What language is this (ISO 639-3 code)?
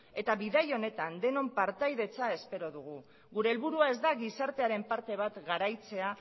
eus